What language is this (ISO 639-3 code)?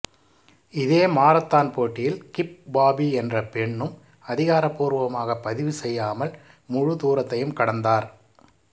tam